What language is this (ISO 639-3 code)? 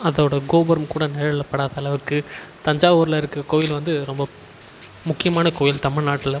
tam